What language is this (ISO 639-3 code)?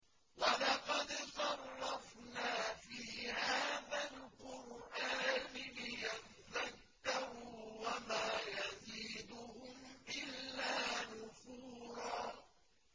ara